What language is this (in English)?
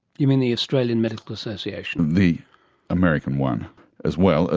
English